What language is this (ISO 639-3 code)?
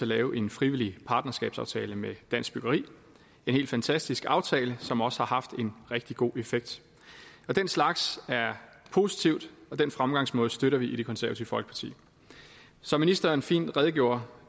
dan